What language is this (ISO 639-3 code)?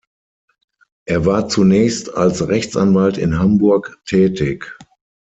deu